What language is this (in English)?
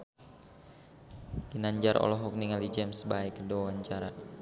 Sundanese